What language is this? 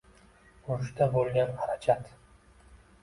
Uzbek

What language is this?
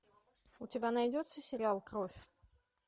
Russian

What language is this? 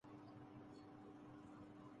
Urdu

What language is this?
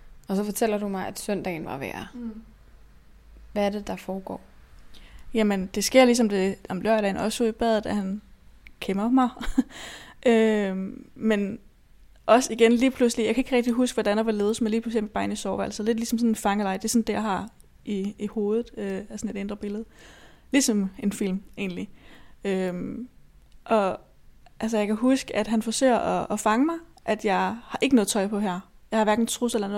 Danish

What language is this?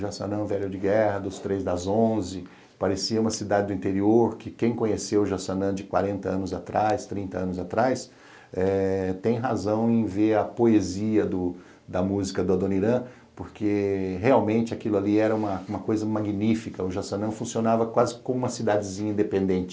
Portuguese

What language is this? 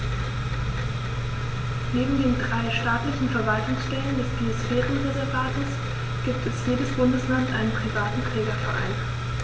German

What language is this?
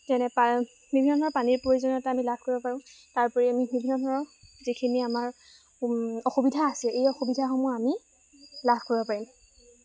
Assamese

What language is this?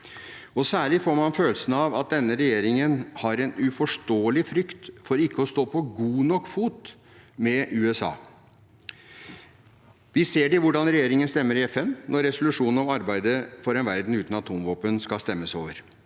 Norwegian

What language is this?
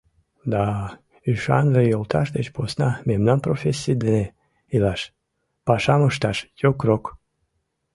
Mari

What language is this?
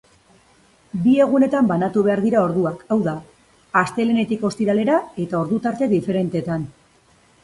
Basque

